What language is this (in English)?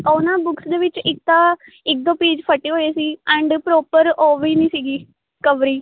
Punjabi